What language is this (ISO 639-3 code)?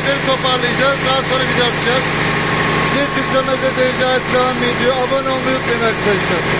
tur